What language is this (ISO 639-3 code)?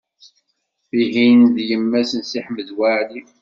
kab